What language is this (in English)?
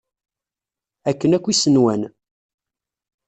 Kabyle